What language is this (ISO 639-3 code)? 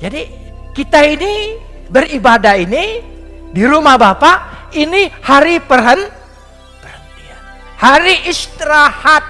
ind